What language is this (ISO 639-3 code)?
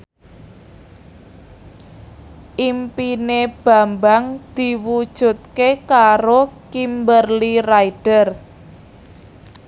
jav